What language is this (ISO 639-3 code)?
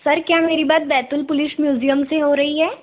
hin